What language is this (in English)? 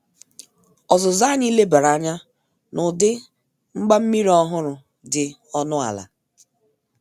Igbo